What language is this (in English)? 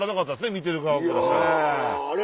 Japanese